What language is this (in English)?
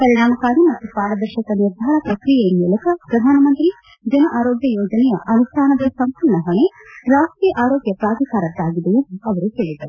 Kannada